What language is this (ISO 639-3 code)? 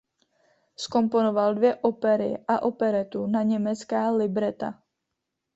ces